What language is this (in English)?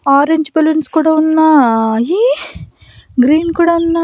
Telugu